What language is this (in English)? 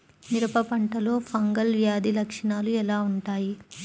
Telugu